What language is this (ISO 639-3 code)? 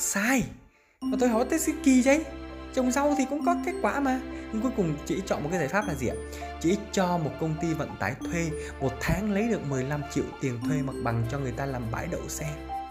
vie